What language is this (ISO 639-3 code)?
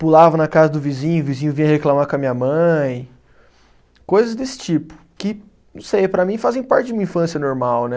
por